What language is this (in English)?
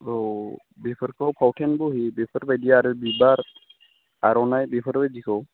Bodo